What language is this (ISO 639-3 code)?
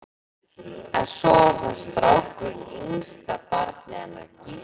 isl